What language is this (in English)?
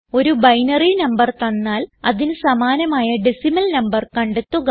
Malayalam